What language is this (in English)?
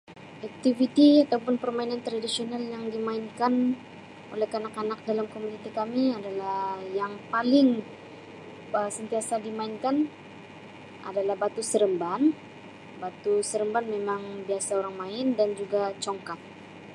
Sabah Malay